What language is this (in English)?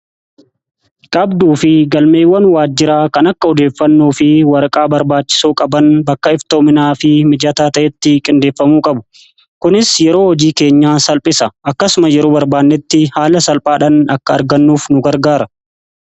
Oromo